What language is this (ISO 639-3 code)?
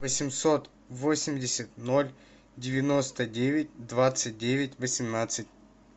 rus